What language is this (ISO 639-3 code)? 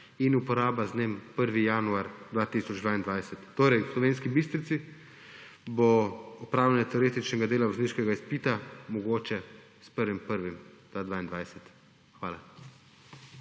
slv